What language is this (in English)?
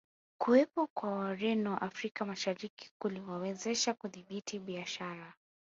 Swahili